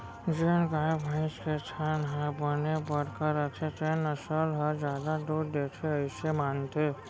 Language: Chhattisgarhi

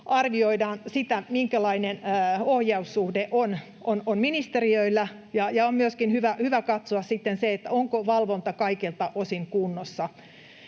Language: Finnish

